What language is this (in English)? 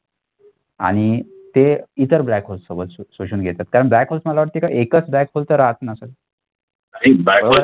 Marathi